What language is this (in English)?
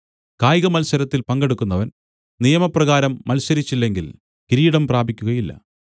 Malayalam